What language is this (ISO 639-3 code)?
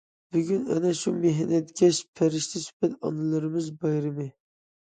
uig